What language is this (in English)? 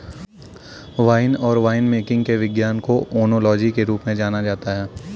Hindi